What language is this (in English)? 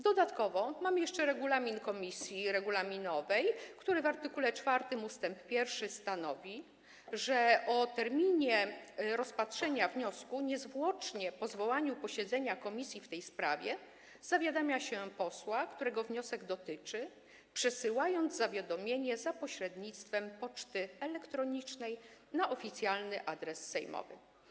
Polish